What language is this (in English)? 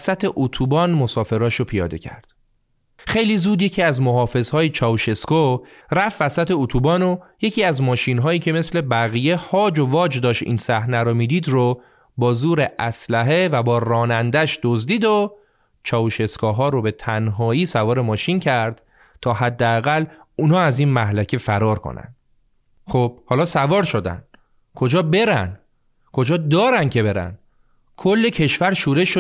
Persian